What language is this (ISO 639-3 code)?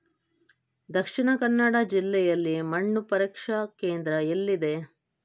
kan